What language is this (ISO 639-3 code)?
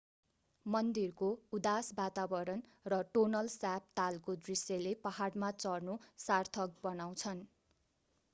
nep